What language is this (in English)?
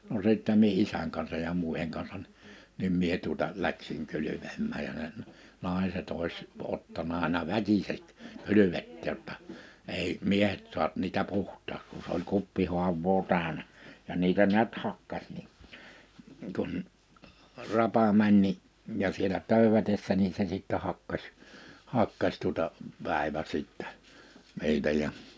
Finnish